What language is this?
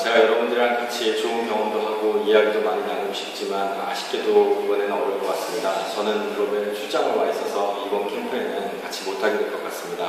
Korean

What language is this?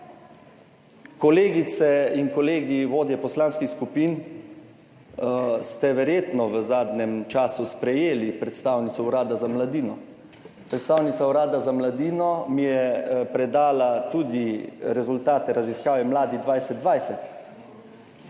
Slovenian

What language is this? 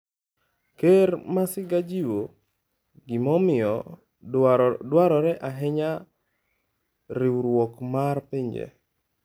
Luo (Kenya and Tanzania)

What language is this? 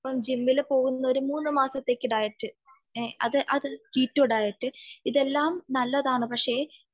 Malayalam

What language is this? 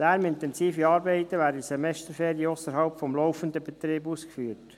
Swiss German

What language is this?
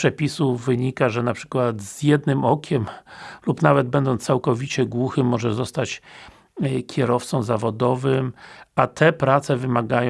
Polish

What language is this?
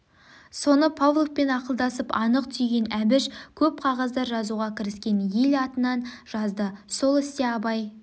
Kazakh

